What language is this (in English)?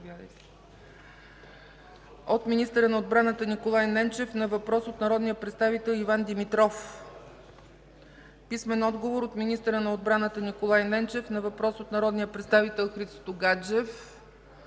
Bulgarian